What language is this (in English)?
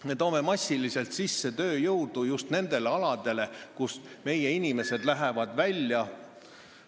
Estonian